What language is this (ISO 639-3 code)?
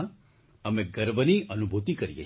guj